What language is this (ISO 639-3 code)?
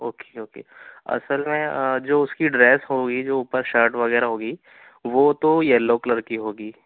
urd